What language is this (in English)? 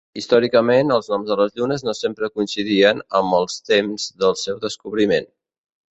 Catalan